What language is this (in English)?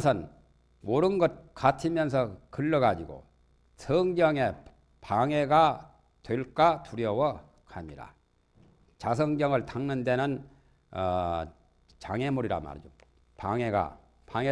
Korean